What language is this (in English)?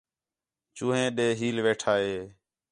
Khetrani